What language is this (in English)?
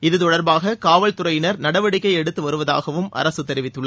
Tamil